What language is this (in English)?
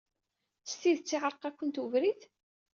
Kabyle